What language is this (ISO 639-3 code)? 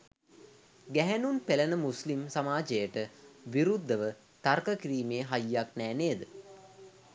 sin